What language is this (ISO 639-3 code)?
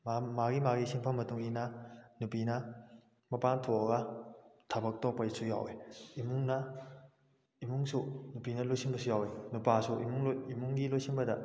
mni